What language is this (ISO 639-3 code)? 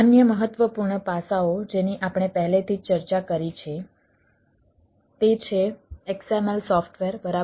guj